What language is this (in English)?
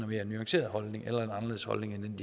Danish